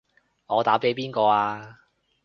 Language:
Cantonese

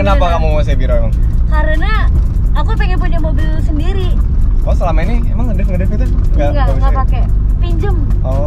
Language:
Indonesian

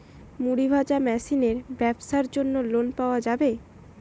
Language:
Bangla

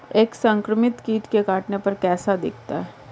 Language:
Hindi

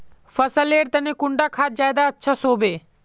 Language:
Magahi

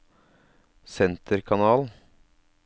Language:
Norwegian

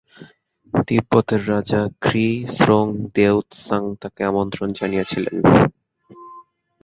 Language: Bangla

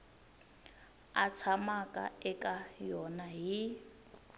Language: Tsonga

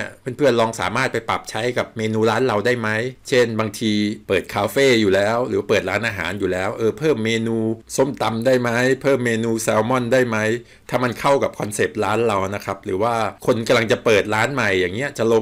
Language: Thai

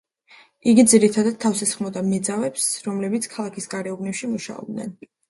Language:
Georgian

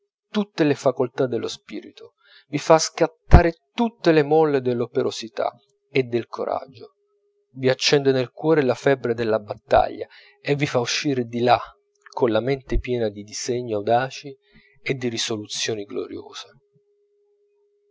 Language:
Italian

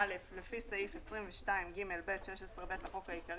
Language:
Hebrew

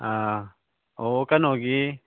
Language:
Manipuri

